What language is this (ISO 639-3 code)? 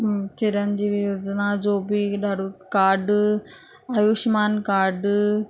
snd